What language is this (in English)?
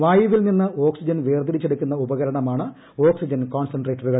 Malayalam